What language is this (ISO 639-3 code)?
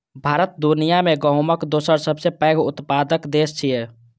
mai